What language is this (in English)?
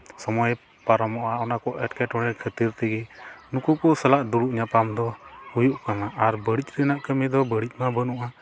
Santali